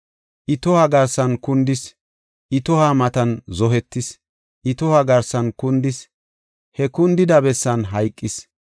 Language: Gofa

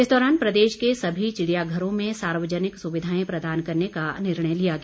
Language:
Hindi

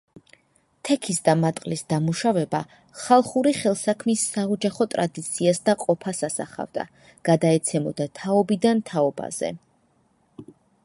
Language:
Georgian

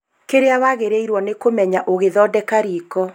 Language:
Kikuyu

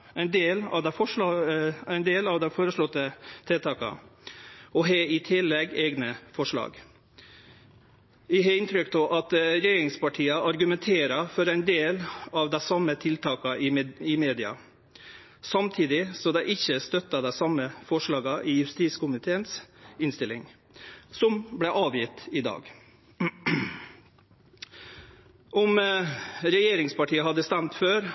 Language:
Norwegian Nynorsk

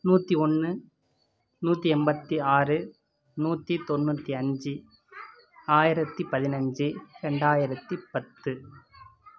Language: Tamil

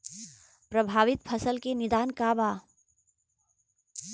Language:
Bhojpuri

